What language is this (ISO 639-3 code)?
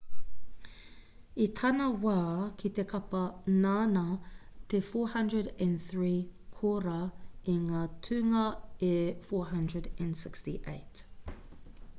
mri